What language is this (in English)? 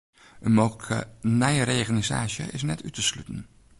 Western Frisian